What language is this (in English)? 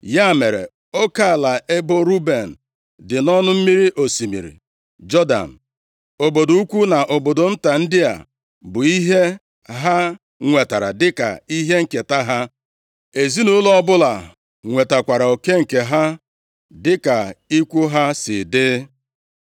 Igbo